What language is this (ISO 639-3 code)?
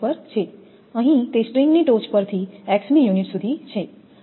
guj